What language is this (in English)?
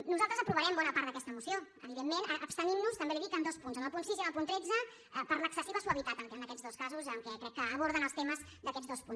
Catalan